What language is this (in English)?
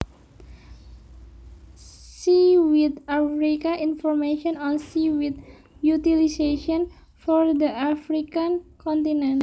Javanese